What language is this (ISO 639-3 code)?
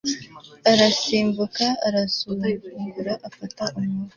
kin